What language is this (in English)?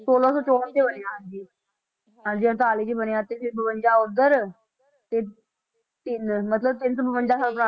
Punjabi